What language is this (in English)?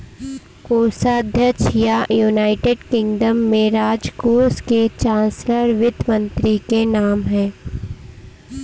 Hindi